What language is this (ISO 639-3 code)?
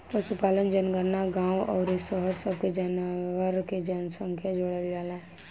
bho